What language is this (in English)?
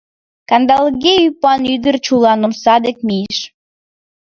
Mari